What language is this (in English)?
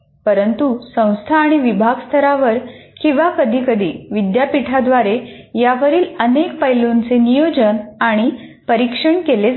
Marathi